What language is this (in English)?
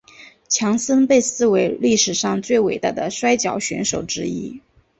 Chinese